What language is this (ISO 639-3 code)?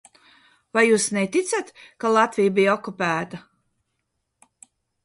lav